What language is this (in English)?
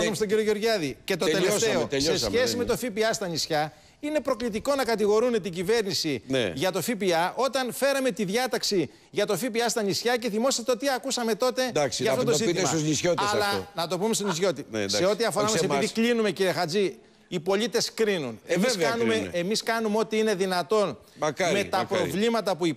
Greek